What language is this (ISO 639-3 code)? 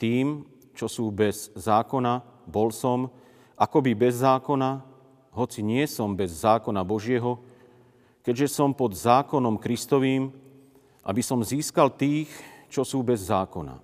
slk